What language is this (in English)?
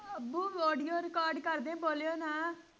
Punjabi